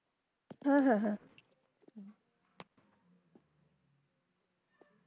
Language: Bangla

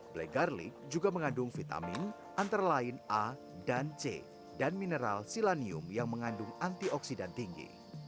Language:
Indonesian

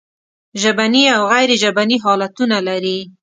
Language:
Pashto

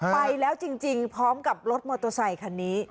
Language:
Thai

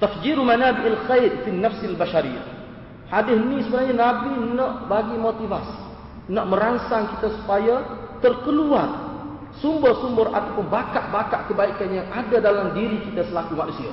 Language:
Malay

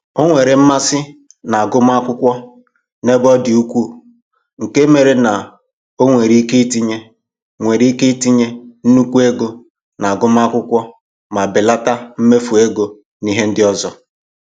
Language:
Igbo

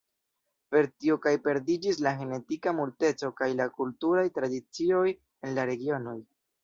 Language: Esperanto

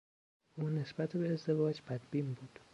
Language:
Persian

